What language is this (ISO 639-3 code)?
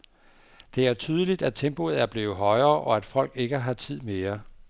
dan